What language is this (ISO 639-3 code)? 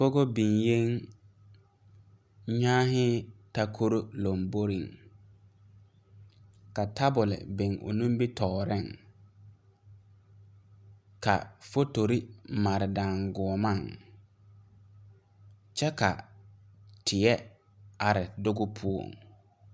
dga